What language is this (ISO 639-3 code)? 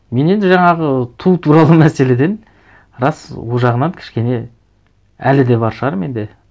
kaz